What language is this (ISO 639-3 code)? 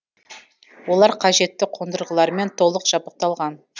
kaz